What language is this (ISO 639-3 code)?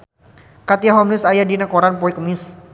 sun